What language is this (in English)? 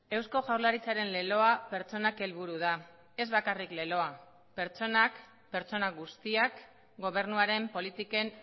Basque